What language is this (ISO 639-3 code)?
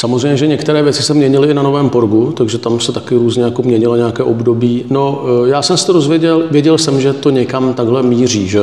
ces